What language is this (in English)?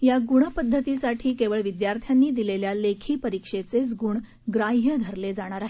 Marathi